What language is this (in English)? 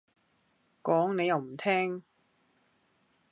Cantonese